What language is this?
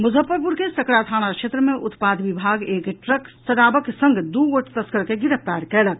Maithili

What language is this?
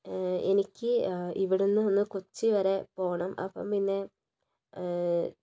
Malayalam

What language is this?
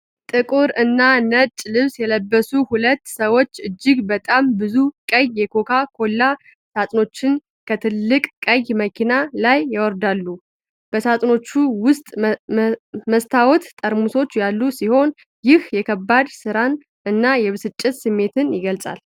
Amharic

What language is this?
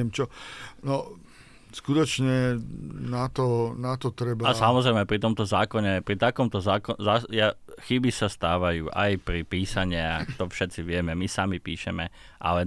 Slovak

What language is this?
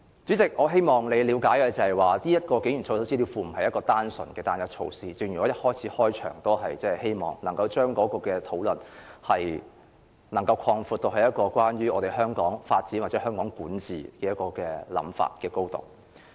Cantonese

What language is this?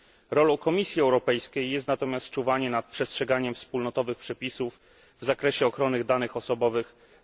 Polish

